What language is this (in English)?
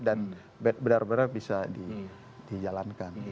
Indonesian